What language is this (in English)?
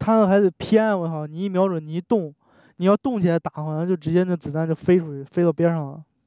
Chinese